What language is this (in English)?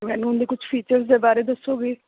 Punjabi